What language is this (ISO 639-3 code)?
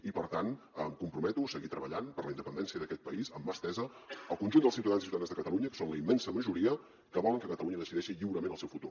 cat